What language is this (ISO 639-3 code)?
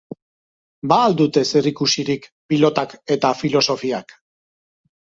eus